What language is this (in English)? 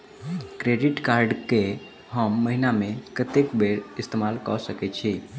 Maithili